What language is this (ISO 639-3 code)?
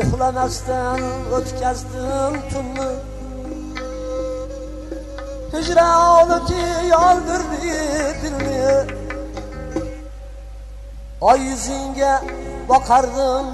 ara